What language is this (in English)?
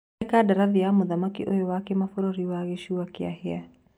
Kikuyu